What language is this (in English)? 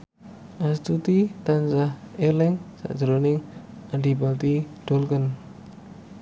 Javanese